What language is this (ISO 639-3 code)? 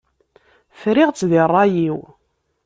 kab